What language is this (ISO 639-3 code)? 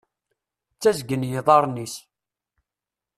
kab